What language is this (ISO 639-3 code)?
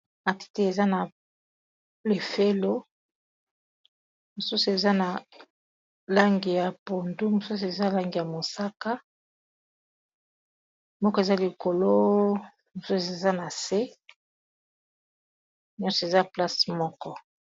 lin